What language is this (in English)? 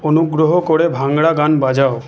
Bangla